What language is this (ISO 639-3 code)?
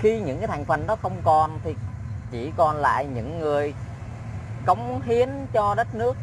vie